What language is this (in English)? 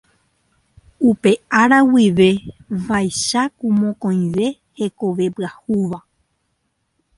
Guarani